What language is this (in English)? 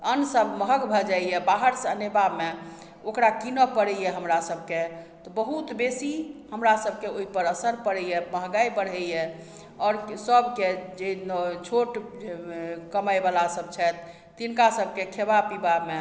Maithili